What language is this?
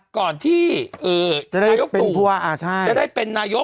Thai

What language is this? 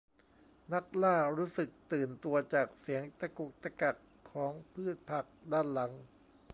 Thai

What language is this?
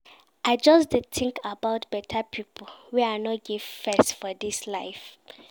Nigerian Pidgin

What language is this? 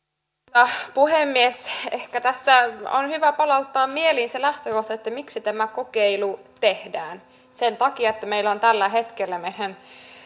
Finnish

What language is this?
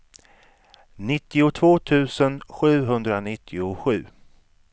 Swedish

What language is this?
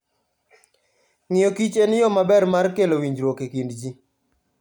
Luo (Kenya and Tanzania)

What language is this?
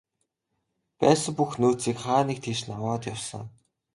Mongolian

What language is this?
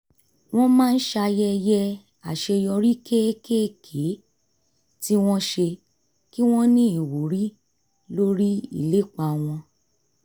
Yoruba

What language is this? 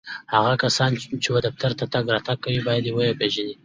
Pashto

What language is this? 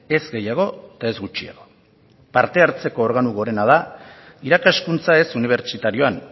Basque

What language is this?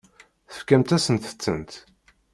Kabyle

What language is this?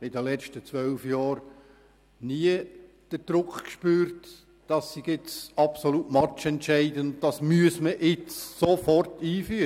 Swiss German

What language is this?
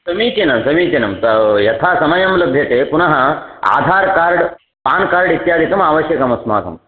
Sanskrit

